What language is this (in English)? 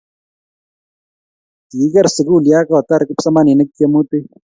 Kalenjin